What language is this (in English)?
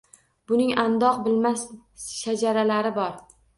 Uzbek